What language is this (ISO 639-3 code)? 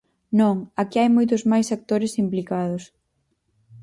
glg